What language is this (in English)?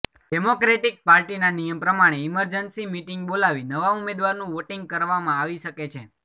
Gujarati